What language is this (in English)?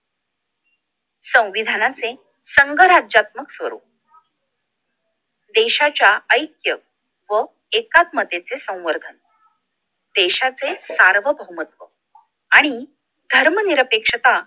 Marathi